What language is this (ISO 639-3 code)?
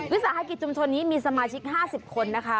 tha